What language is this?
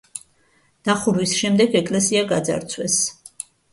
Georgian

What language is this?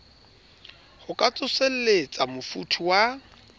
Southern Sotho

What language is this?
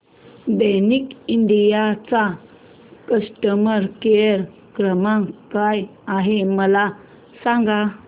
Marathi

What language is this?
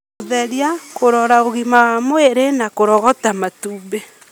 Kikuyu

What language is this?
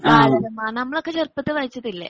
Malayalam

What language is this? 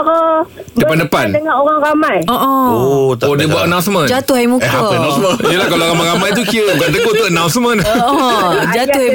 Malay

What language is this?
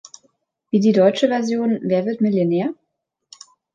German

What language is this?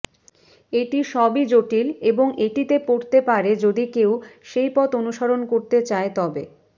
Bangla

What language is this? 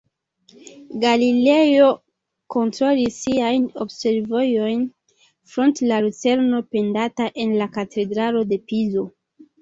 Esperanto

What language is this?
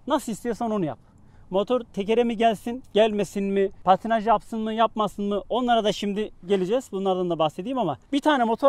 Turkish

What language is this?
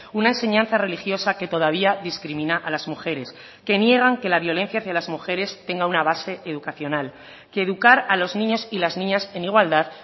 Spanish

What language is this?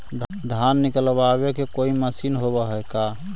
Magahi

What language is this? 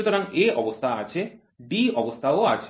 Bangla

